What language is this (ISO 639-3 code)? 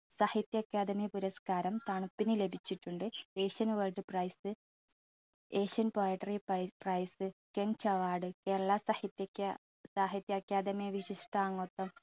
mal